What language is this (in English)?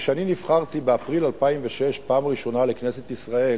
Hebrew